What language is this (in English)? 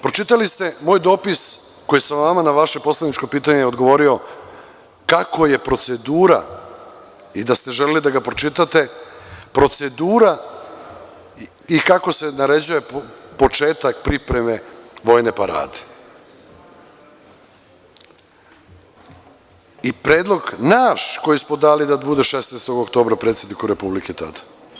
Serbian